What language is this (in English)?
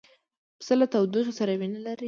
Pashto